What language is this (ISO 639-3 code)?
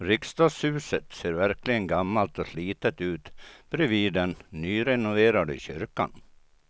swe